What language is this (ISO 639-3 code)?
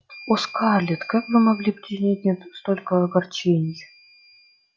rus